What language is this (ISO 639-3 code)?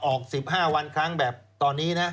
tha